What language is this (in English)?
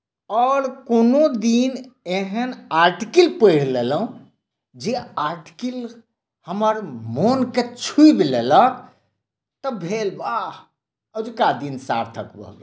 Maithili